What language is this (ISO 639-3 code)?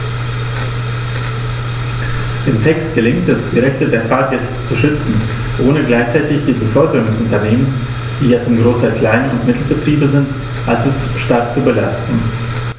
deu